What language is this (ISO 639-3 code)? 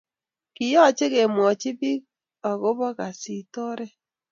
kln